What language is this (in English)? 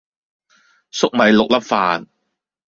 Cantonese